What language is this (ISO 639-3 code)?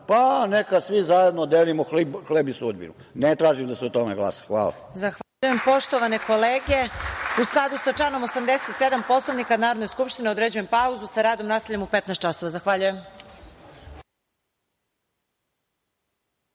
srp